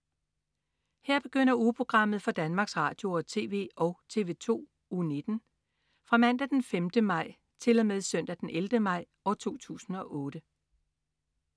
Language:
Danish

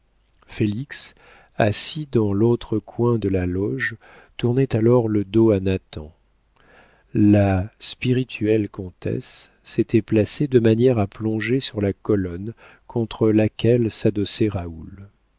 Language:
French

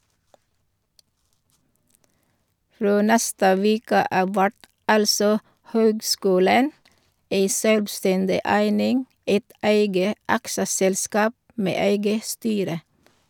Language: Norwegian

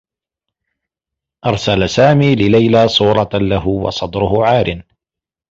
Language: Arabic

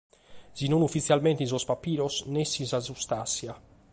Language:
Sardinian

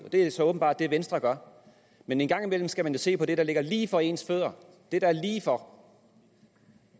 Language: Danish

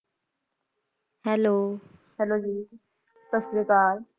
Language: Punjabi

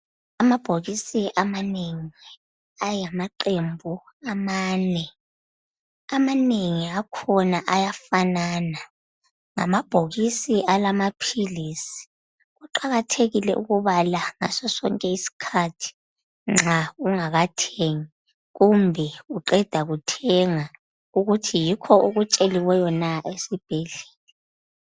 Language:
North Ndebele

